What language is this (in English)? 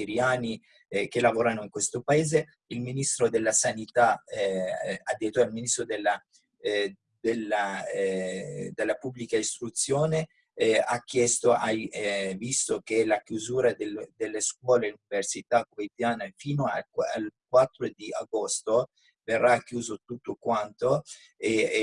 Italian